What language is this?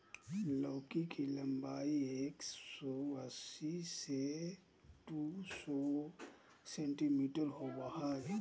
Magahi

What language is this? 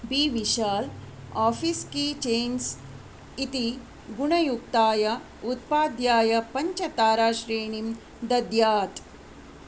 Sanskrit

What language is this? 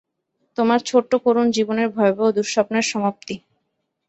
Bangla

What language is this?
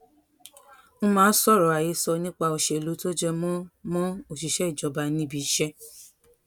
Yoruba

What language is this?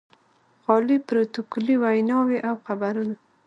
Pashto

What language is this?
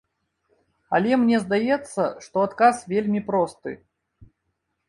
Belarusian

